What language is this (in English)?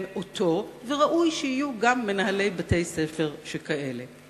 Hebrew